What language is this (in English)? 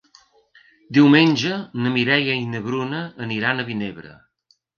Catalan